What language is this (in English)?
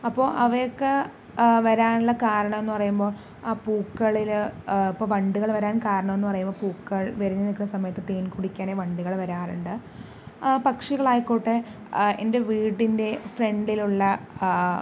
Malayalam